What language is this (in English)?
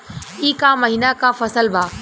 Bhojpuri